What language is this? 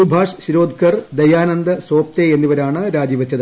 Malayalam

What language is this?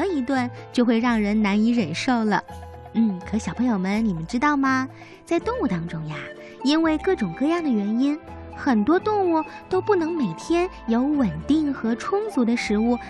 Chinese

